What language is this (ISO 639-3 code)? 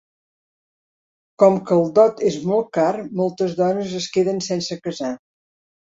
cat